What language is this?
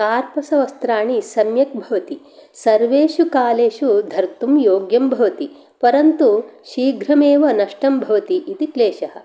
Sanskrit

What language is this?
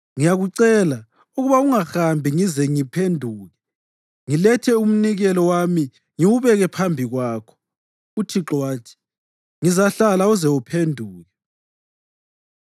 North Ndebele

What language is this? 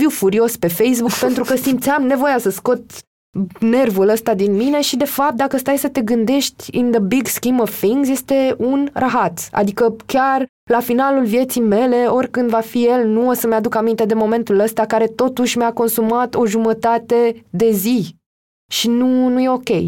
Romanian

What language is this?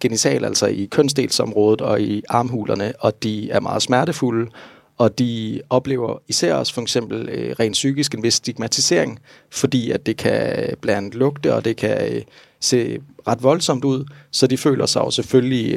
Danish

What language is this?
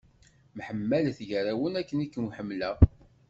Kabyle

